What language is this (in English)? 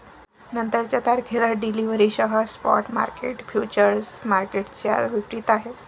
Marathi